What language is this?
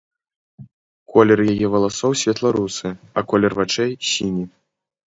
Belarusian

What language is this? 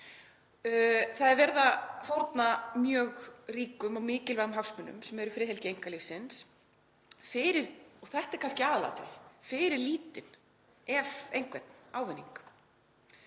Icelandic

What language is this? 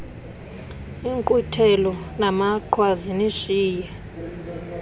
Xhosa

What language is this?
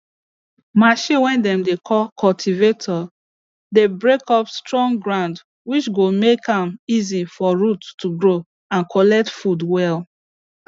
Nigerian Pidgin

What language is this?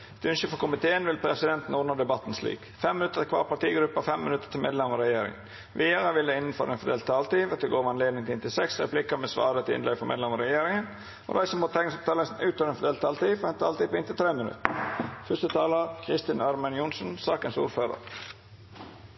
Norwegian Nynorsk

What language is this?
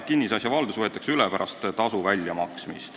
Estonian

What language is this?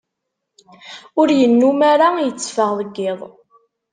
Kabyle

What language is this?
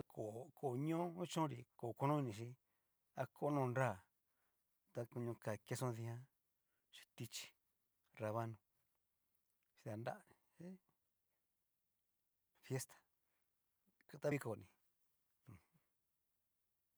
Cacaloxtepec Mixtec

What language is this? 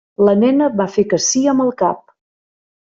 Catalan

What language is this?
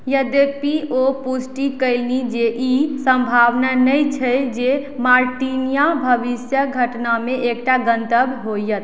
Maithili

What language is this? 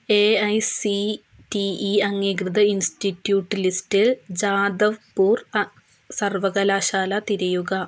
Malayalam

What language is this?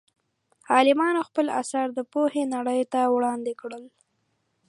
Pashto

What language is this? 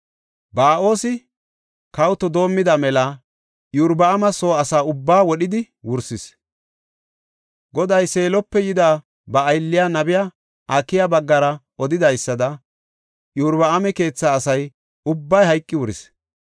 Gofa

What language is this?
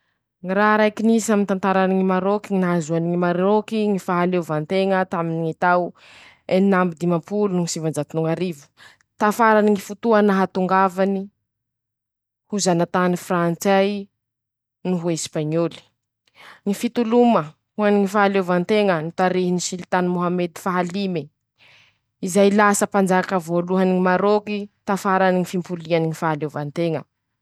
Masikoro Malagasy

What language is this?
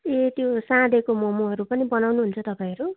Nepali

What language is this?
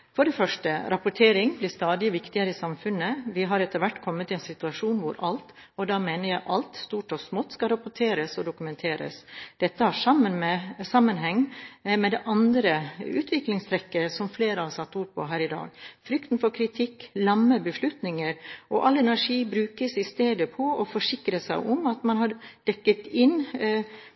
Norwegian Bokmål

